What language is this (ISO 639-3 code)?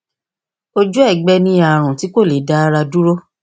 yor